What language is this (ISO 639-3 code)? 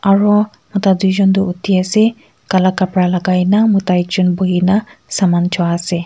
nag